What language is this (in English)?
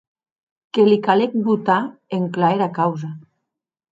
Occitan